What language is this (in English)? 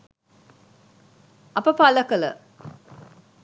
Sinhala